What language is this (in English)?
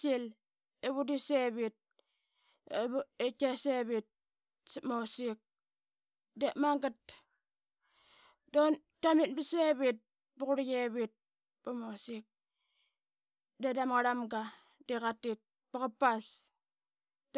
Qaqet